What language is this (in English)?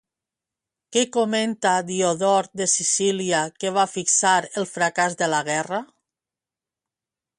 Catalan